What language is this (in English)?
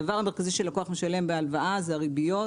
Hebrew